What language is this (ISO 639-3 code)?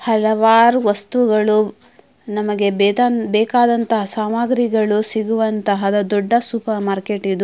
kan